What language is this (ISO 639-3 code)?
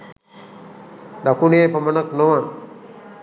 sin